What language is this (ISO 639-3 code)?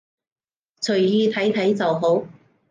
yue